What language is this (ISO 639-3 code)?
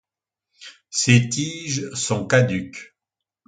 fra